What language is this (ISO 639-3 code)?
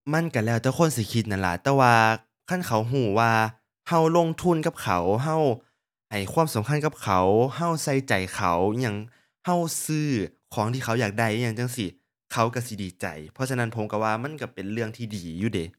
tha